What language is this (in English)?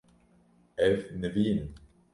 Kurdish